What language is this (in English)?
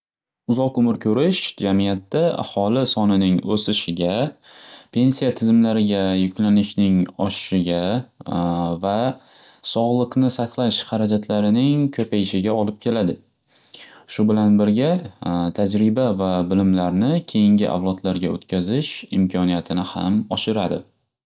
Uzbek